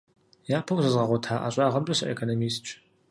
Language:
Kabardian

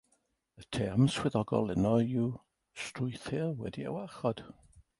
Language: Welsh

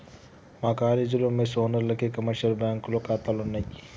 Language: Telugu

